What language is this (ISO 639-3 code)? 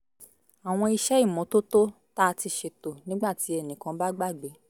yor